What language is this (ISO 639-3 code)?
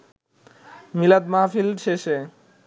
ben